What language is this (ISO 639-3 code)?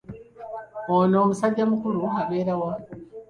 lug